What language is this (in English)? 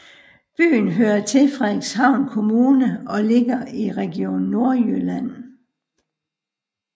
Danish